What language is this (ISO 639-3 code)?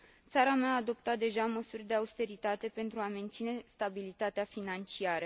ron